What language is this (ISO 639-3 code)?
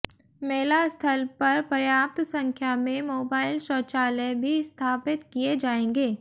hin